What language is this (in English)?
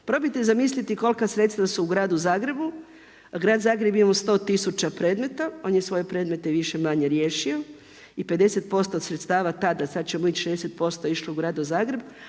Croatian